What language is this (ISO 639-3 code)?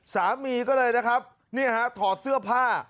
tha